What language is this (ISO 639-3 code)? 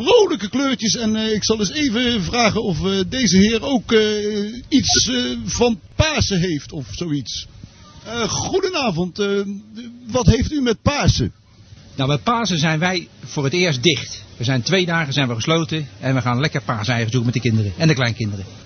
nld